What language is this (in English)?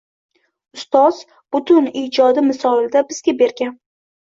Uzbek